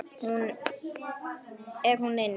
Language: Icelandic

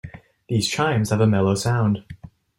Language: English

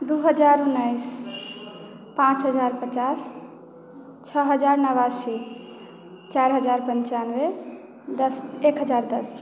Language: Maithili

